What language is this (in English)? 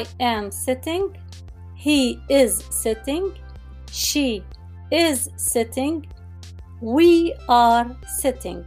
Arabic